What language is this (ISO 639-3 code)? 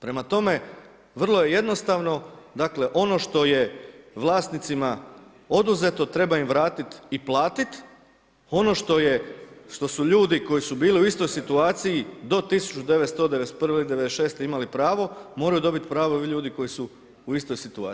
hrv